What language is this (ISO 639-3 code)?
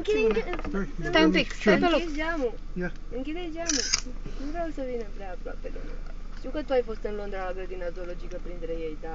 ron